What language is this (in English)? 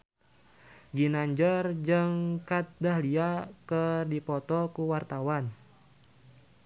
Sundanese